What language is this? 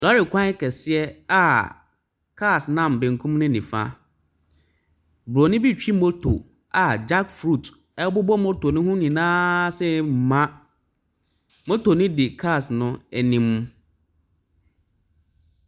Akan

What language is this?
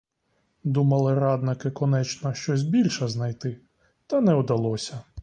Ukrainian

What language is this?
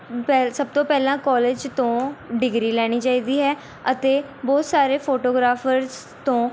Punjabi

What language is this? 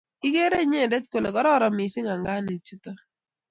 Kalenjin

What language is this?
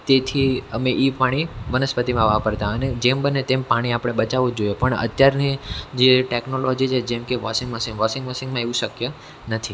Gujarati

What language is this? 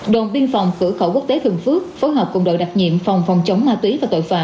Vietnamese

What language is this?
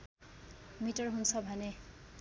Nepali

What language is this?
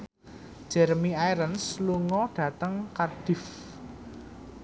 Javanese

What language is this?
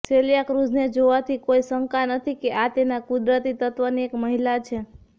Gujarati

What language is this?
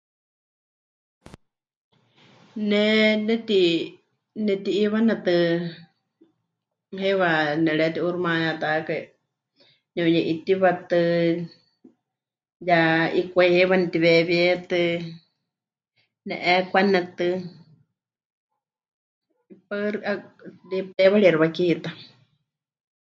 Huichol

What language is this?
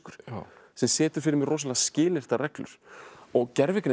Icelandic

